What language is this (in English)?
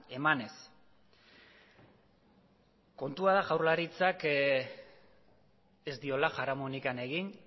Basque